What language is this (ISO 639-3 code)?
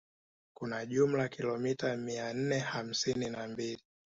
swa